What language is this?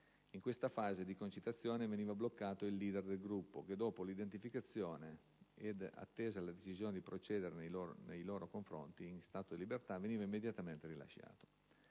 Italian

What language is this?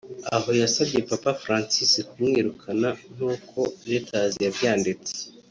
Kinyarwanda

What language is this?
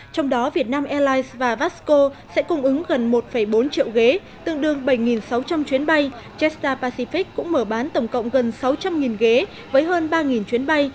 Vietnamese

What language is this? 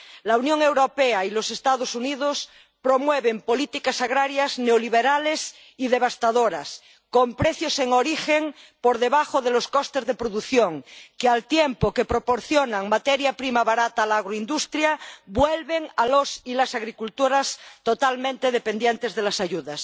Spanish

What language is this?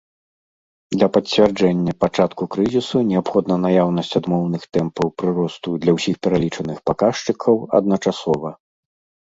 Belarusian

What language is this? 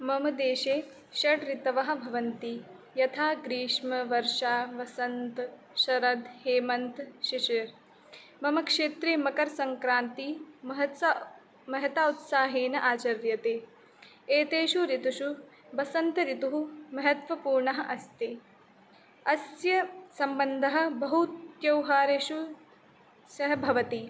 Sanskrit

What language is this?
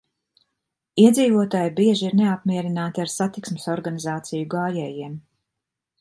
Latvian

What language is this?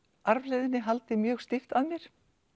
Icelandic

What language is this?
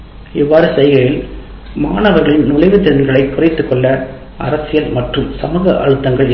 Tamil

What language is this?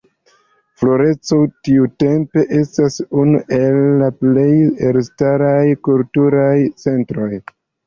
Esperanto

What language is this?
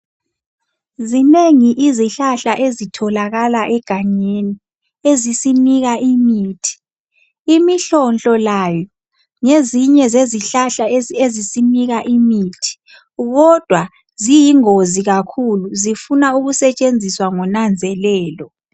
North Ndebele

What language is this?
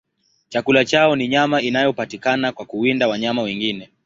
Swahili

